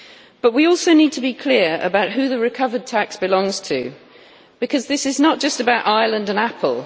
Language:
English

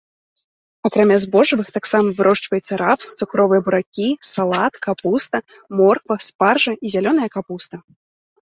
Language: Belarusian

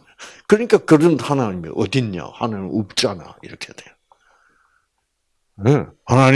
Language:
Korean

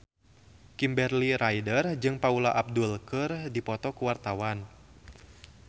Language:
Sundanese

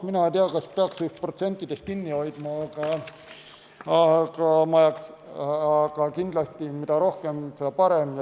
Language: Estonian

